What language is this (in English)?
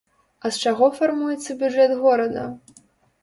Belarusian